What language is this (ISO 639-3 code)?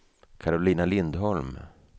swe